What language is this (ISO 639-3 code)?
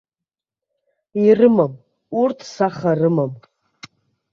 abk